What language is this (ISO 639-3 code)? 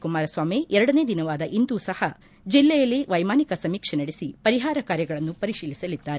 kan